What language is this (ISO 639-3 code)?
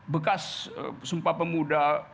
ind